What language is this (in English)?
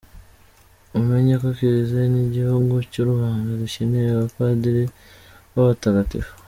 Kinyarwanda